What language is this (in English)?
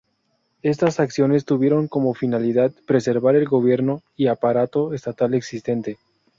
Spanish